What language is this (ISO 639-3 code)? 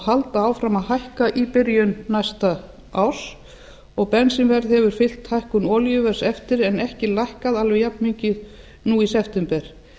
isl